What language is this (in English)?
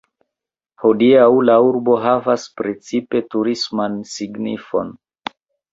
Esperanto